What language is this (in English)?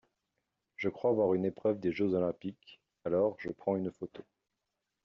French